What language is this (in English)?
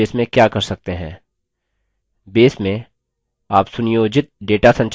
Hindi